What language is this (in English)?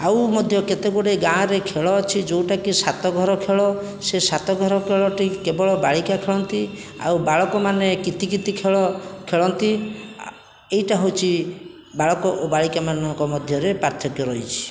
Odia